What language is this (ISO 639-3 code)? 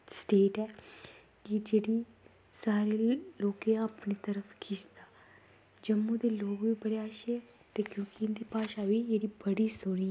doi